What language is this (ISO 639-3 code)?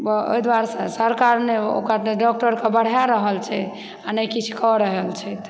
mai